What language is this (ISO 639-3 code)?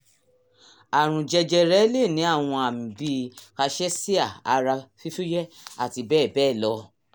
yor